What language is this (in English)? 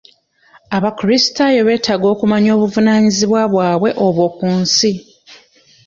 Ganda